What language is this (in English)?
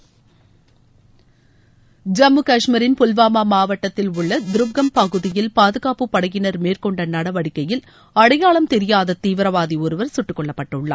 Tamil